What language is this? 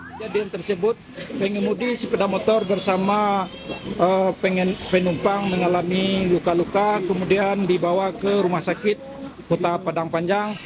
Indonesian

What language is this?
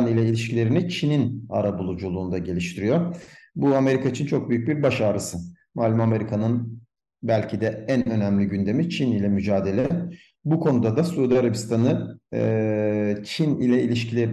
Turkish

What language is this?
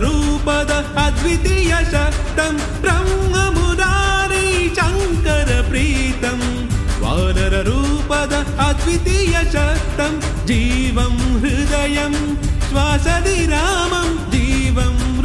Arabic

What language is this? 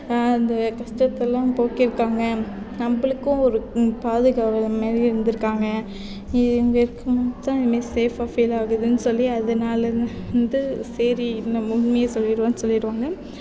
Tamil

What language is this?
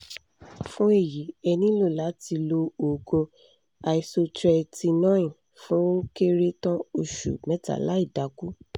Yoruba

